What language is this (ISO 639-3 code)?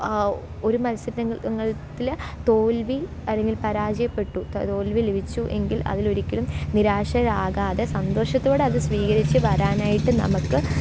mal